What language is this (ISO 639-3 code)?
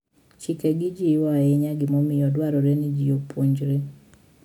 luo